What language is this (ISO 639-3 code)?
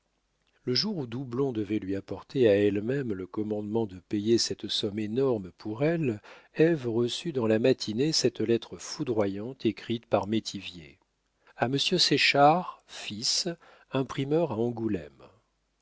fra